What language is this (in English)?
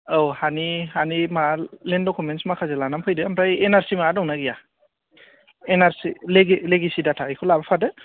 Bodo